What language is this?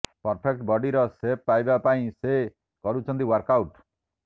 Odia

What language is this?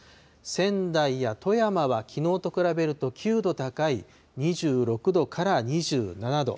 Japanese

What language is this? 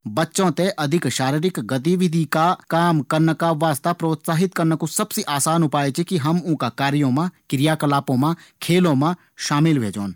Garhwali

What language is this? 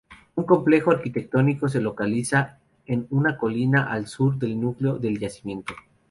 Spanish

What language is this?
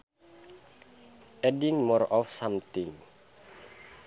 Sundanese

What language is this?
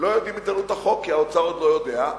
Hebrew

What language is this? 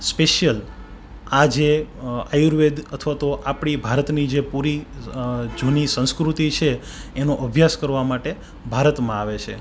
Gujarati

